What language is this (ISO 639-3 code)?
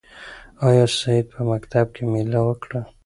pus